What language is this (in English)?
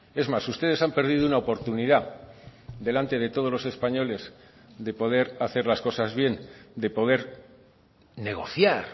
Spanish